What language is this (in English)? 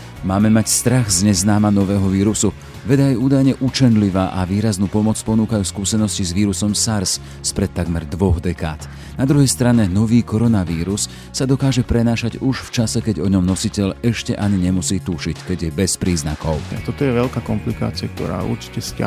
Slovak